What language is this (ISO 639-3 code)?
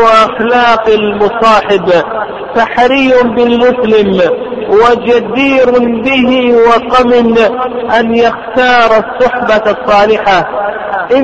ara